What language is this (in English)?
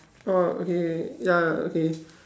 English